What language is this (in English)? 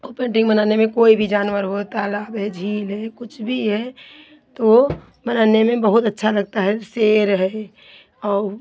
Hindi